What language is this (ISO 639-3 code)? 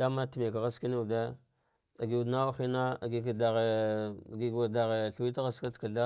dgh